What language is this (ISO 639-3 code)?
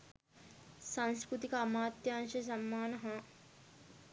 sin